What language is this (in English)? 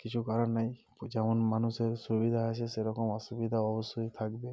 Bangla